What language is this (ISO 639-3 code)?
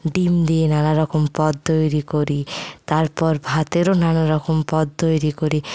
ben